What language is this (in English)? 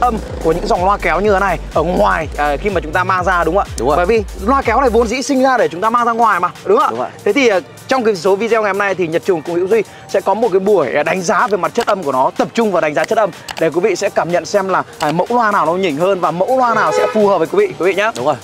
Vietnamese